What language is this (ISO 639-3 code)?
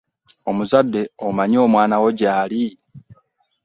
lug